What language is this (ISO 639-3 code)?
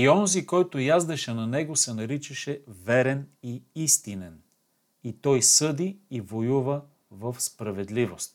bul